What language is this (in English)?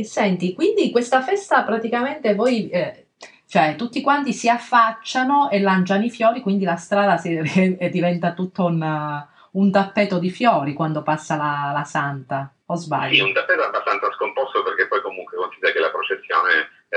Italian